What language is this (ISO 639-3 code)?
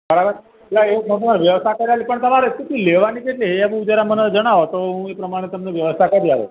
guj